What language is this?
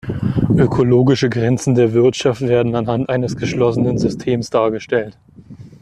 German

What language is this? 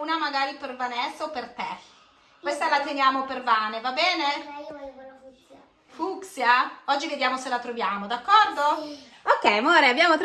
Italian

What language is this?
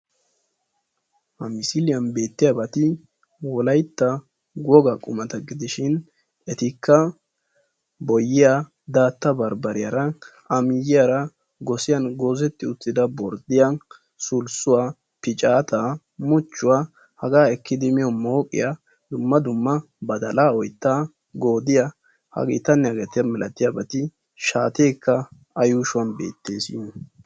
Wolaytta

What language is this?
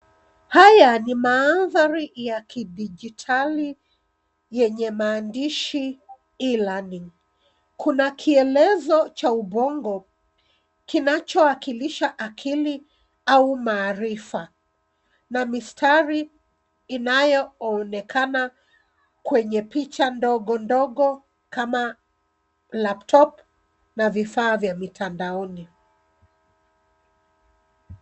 Swahili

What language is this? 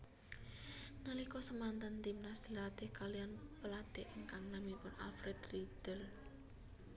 Javanese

